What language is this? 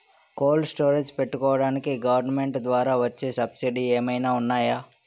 Telugu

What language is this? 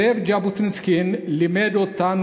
Hebrew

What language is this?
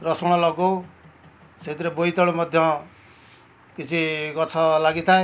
Odia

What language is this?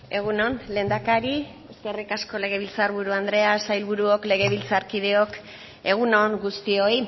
Basque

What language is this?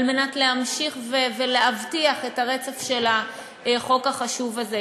Hebrew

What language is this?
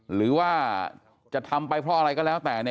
Thai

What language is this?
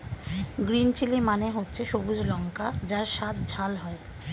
Bangla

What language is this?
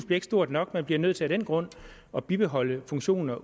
Danish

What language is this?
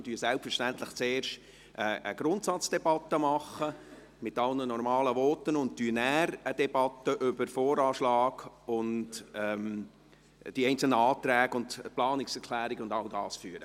Swiss German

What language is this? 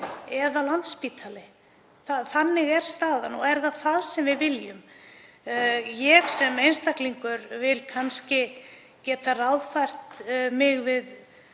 Icelandic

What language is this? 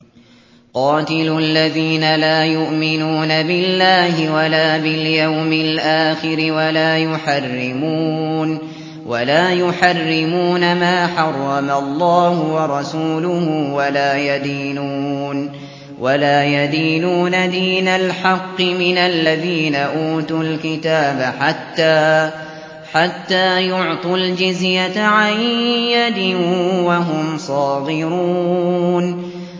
Arabic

